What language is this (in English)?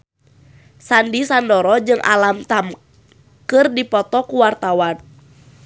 Sundanese